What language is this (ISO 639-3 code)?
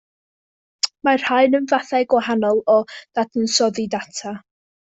cym